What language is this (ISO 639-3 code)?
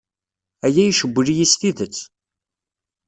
kab